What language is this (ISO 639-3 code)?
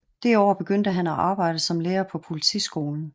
dan